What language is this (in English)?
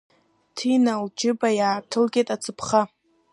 Abkhazian